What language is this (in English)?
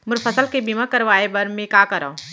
Chhattisgarhi